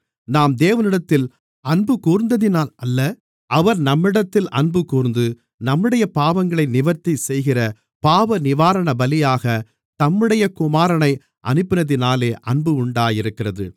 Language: Tamil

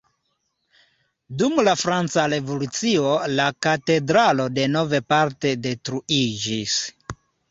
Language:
Esperanto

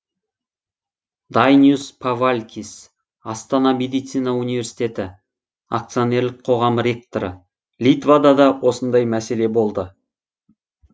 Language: Kazakh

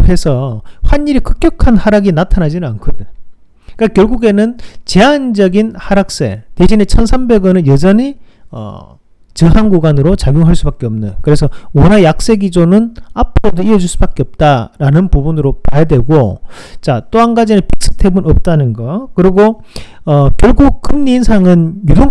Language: Korean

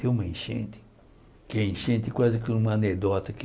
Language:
Portuguese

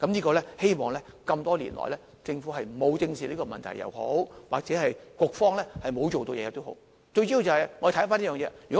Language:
Cantonese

